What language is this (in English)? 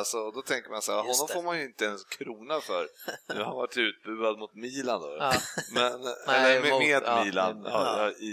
Swedish